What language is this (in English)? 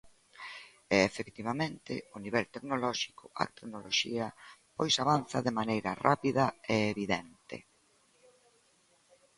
Galician